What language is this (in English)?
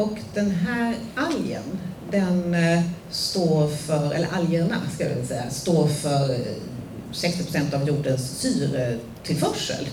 Swedish